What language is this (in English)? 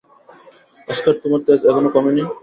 Bangla